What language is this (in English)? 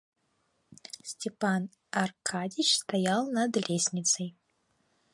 Russian